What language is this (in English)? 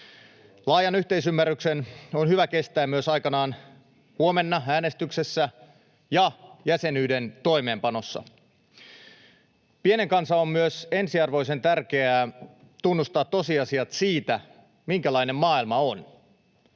Finnish